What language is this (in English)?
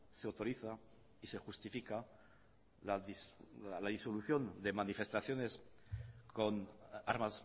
Spanish